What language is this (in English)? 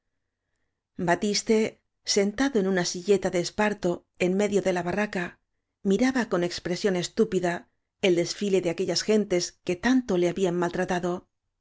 Spanish